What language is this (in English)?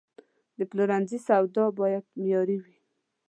Pashto